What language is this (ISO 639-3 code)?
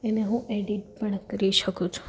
guj